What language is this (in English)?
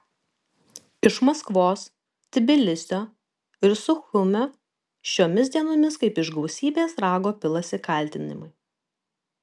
Lithuanian